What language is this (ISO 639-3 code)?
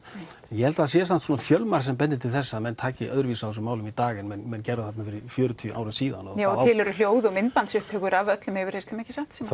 isl